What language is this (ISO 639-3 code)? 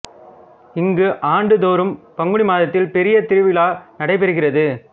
tam